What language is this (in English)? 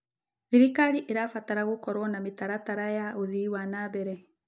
Kikuyu